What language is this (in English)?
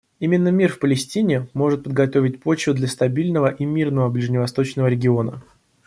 Russian